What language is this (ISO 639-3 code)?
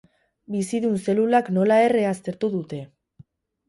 eus